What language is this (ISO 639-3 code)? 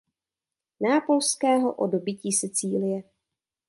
ces